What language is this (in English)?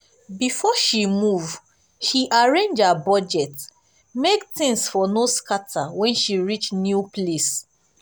Nigerian Pidgin